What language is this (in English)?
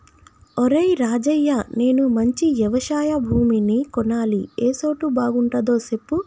Telugu